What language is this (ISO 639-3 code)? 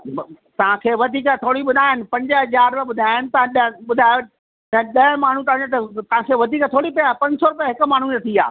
snd